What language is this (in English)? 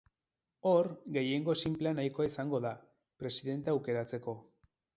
Basque